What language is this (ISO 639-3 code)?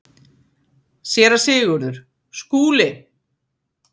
isl